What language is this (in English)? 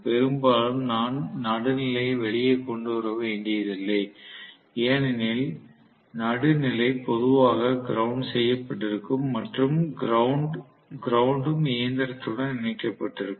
Tamil